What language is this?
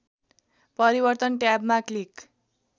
Nepali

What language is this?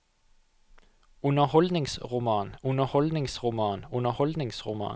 Norwegian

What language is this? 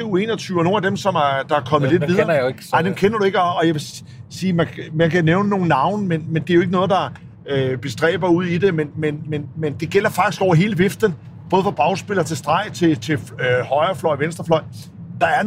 Danish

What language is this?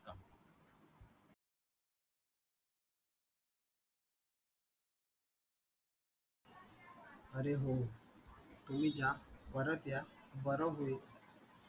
Marathi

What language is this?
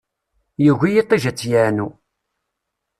Kabyle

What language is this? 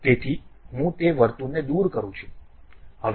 Gujarati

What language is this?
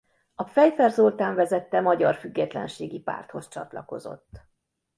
Hungarian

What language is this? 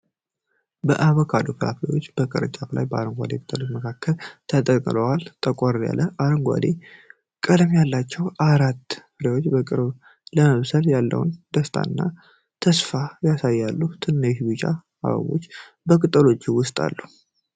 Amharic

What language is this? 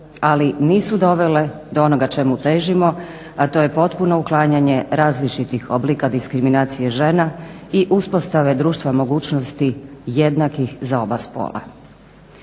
Croatian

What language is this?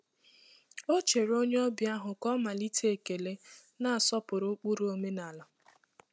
Igbo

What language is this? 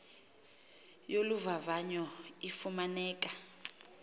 Xhosa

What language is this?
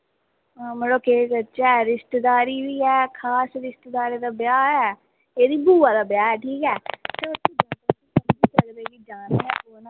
Dogri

